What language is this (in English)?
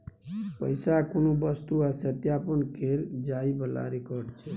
Maithili